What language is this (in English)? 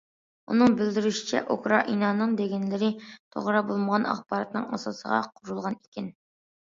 Uyghur